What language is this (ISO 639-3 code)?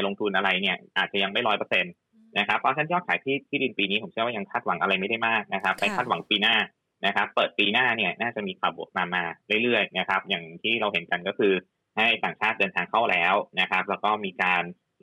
tha